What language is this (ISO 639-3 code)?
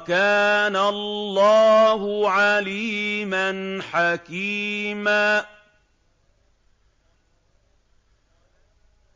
ara